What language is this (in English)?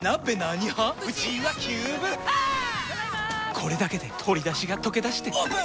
Japanese